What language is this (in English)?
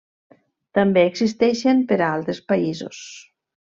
Catalan